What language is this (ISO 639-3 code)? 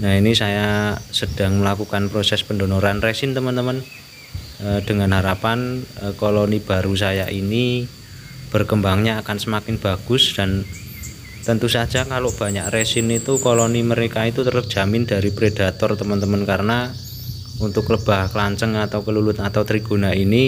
ind